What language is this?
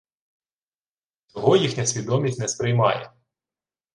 Ukrainian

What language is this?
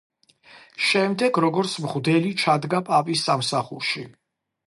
Georgian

